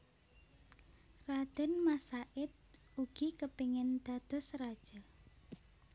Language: Javanese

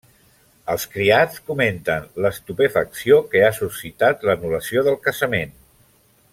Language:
Catalan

